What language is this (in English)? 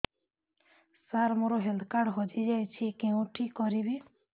Odia